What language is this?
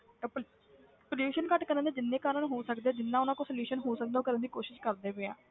Punjabi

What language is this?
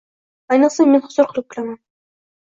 Uzbek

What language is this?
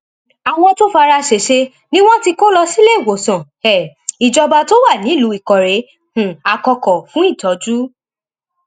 Yoruba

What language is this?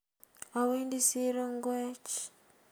Kalenjin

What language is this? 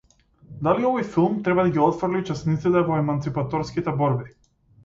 Macedonian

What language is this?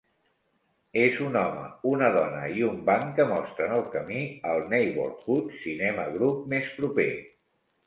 Catalan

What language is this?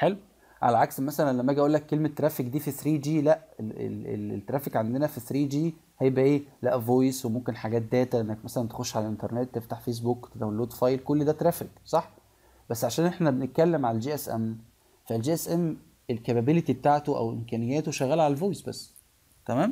Arabic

